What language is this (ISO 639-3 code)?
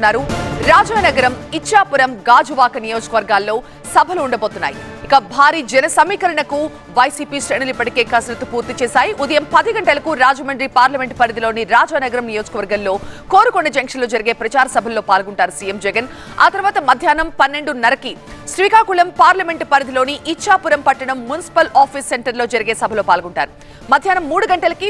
tel